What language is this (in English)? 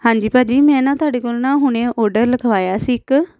Punjabi